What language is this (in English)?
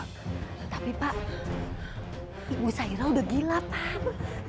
Indonesian